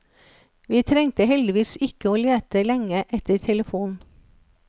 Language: Norwegian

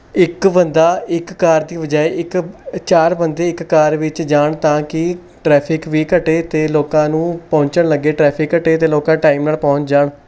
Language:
Punjabi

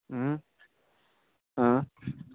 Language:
Kashmiri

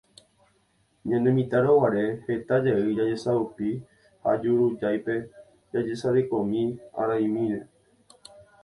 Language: Guarani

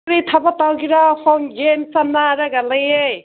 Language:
Manipuri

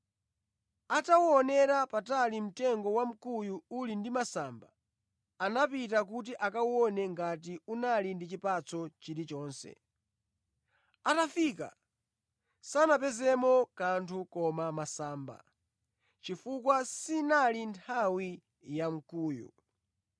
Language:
Nyanja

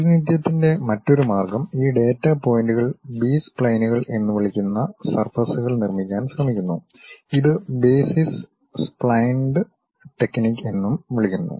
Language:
Malayalam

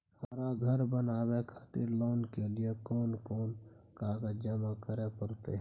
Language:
Maithili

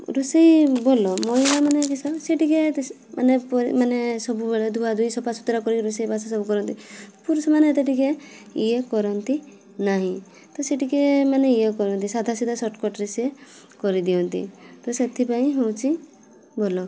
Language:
Odia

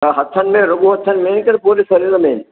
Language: Sindhi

